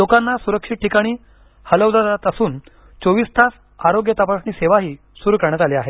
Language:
Marathi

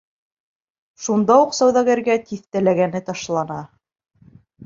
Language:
Bashkir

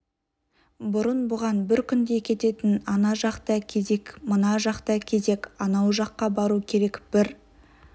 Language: Kazakh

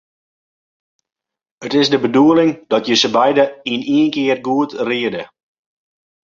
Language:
Western Frisian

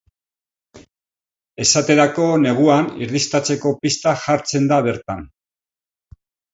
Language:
Basque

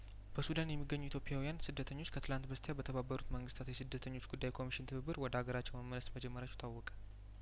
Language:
Amharic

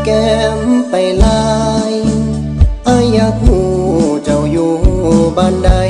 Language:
Thai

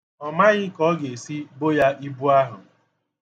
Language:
Igbo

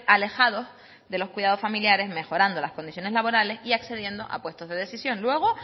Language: Spanish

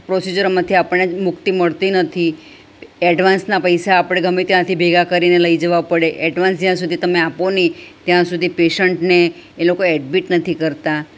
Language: Gujarati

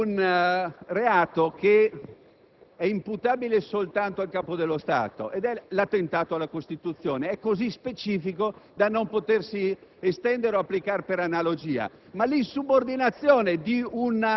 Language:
Italian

